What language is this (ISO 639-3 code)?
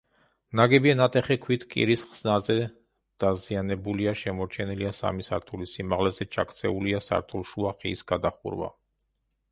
kat